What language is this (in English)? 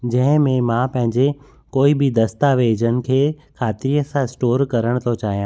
Sindhi